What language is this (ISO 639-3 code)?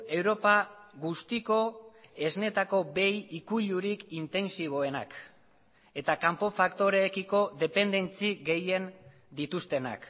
eus